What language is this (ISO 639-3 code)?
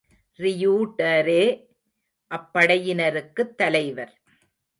tam